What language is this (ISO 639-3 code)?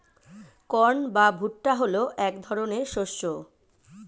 ben